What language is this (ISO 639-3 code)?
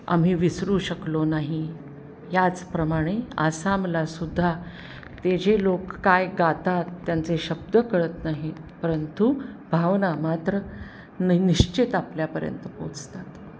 mar